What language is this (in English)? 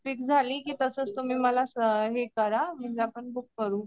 Marathi